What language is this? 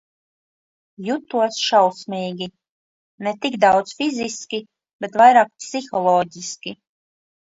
Latvian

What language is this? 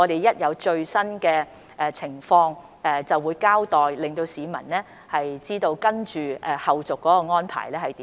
Cantonese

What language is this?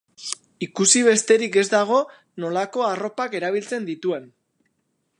Basque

